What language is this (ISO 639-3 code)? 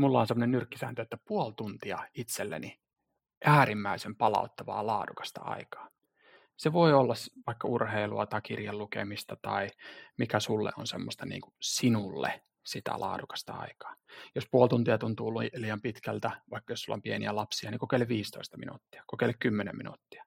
fin